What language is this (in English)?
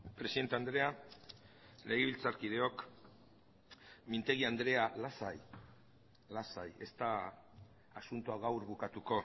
Basque